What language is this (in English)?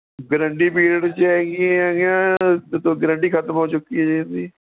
Punjabi